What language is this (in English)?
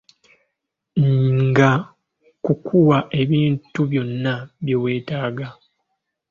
Ganda